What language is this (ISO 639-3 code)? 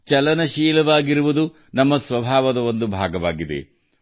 kan